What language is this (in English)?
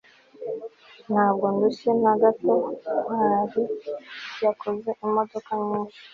Kinyarwanda